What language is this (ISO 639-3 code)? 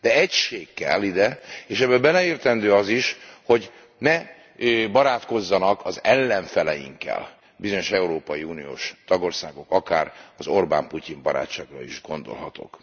hun